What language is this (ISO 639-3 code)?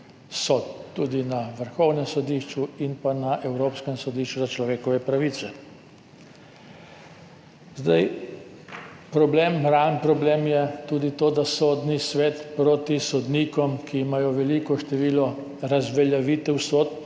slv